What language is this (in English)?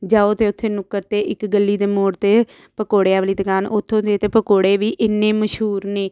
Punjabi